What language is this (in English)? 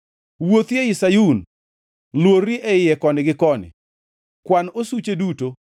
Luo (Kenya and Tanzania)